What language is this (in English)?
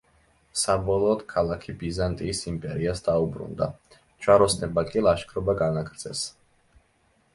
Georgian